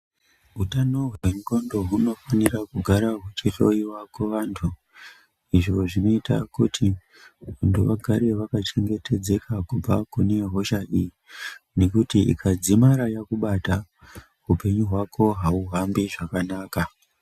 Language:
Ndau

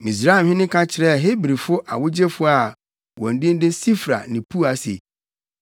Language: Akan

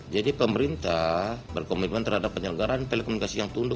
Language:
Indonesian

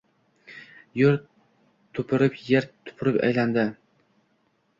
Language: Uzbek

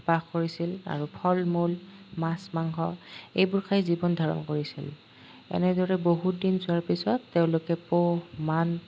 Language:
Assamese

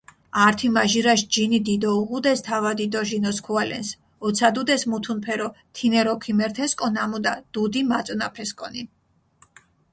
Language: Mingrelian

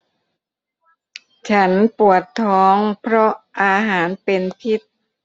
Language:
Thai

